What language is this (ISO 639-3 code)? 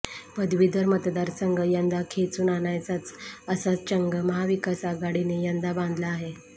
mar